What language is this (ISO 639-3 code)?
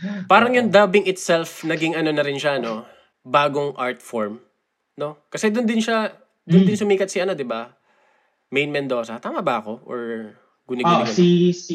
fil